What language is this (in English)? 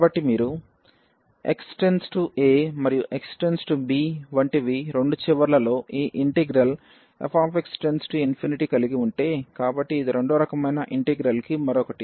Telugu